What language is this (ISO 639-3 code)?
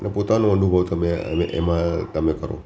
guj